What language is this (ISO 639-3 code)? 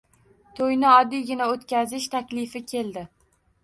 uzb